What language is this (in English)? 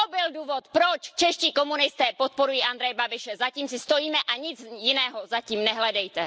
Czech